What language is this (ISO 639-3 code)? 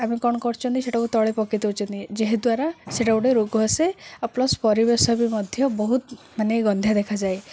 ori